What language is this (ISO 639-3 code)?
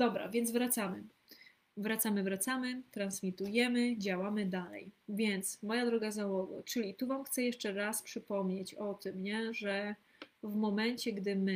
pol